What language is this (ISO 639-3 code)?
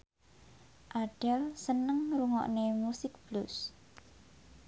jav